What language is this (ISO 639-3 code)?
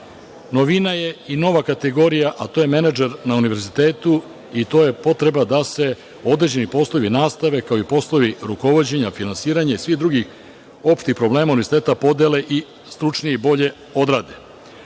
srp